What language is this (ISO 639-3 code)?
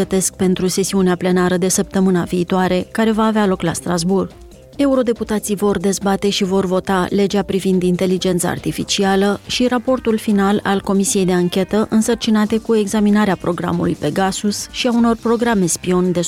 ron